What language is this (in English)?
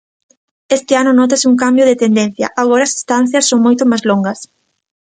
Galician